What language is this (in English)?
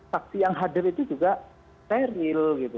Indonesian